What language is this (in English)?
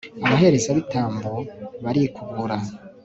Kinyarwanda